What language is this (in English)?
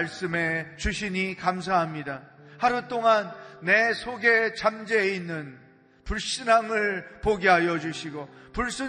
Korean